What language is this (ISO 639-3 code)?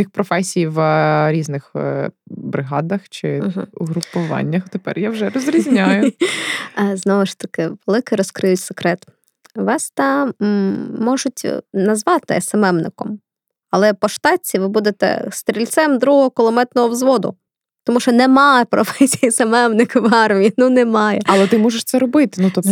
ukr